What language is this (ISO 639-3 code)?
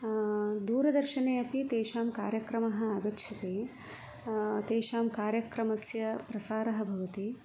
san